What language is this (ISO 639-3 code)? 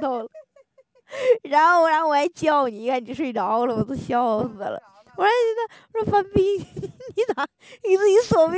zho